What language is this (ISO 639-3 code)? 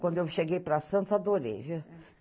por